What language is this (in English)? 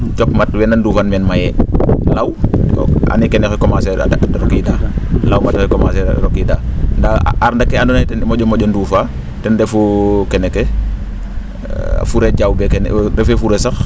Serer